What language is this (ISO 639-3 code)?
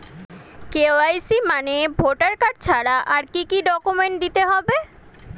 ben